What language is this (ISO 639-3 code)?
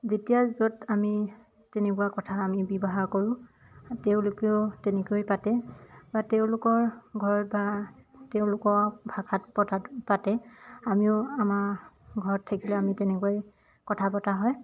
asm